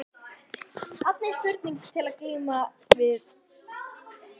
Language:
Icelandic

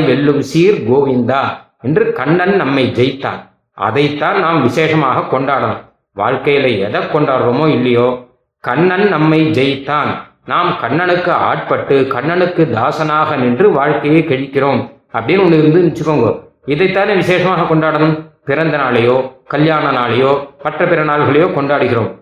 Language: Tamil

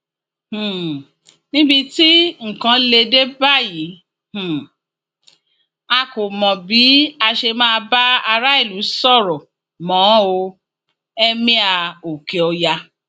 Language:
Yoruba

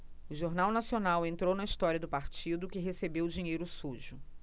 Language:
Portuguese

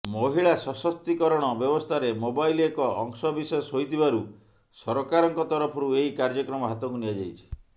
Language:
Odia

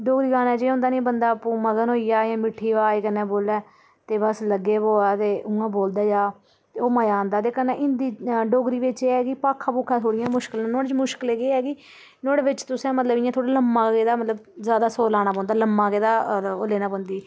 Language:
Dogri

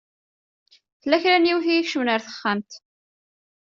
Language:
Kabyle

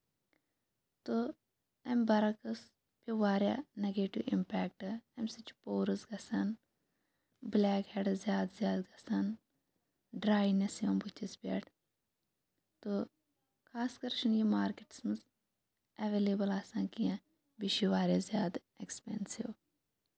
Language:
Kashmiri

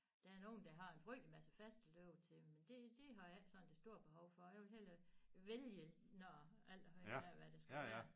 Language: Danish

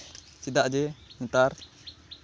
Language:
Santali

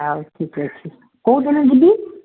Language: Odia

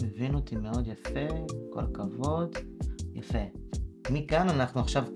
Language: Hebrew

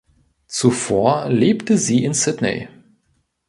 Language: German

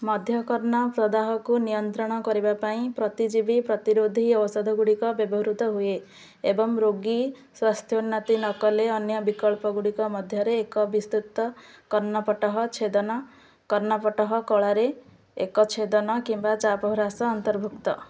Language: Odia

